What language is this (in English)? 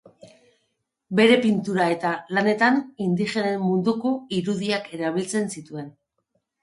Basque